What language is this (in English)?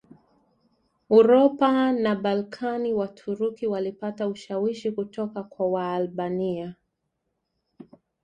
Swahili